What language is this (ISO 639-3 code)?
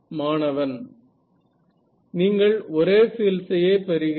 tam